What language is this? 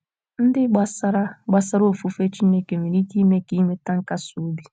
Igbo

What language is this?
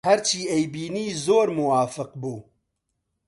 Central Kurdish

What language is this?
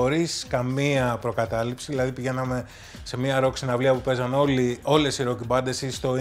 Greek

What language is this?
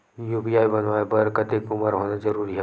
Chhattisgarhi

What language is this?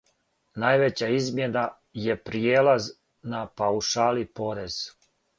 Serbian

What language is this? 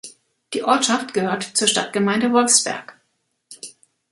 German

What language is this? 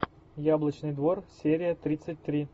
Russian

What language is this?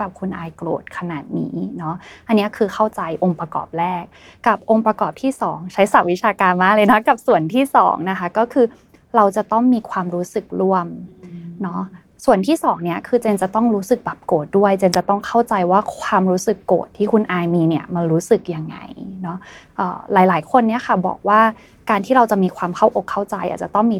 Thai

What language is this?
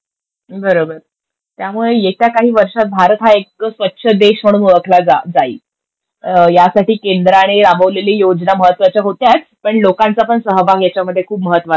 Marathi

